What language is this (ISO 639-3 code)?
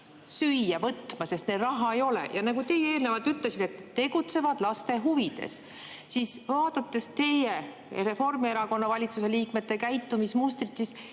est